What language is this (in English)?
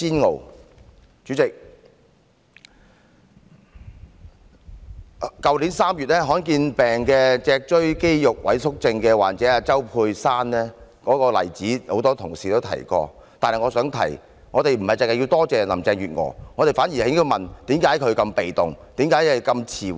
Cantonese